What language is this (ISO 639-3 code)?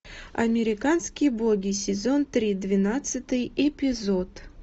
rus